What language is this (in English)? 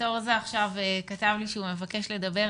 Hebrew